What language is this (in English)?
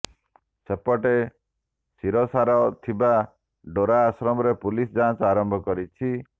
Odia